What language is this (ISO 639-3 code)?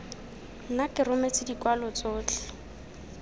tsn